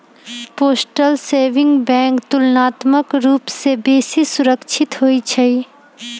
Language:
Magahi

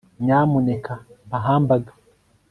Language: Kinyarwanda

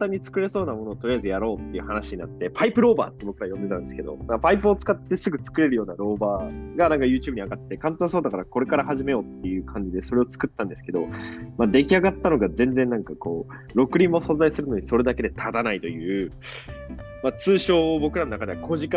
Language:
Japanese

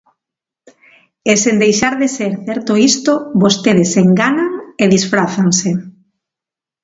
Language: Galician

